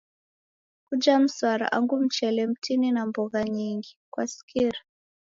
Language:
Taita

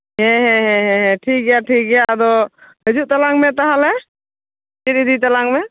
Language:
Santali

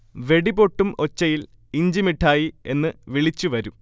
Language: Malayalam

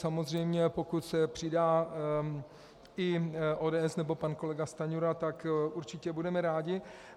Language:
Czech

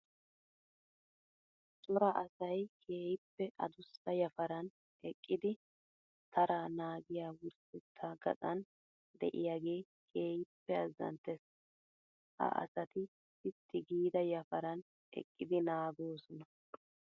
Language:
Wolaytta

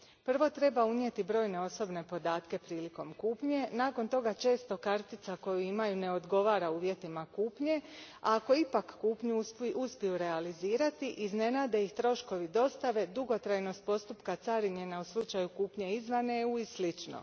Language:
Croatian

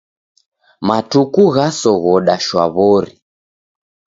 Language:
Taita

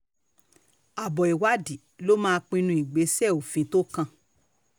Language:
Yoruba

